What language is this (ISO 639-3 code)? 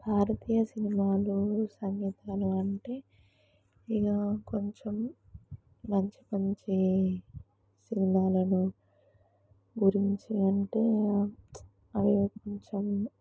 tel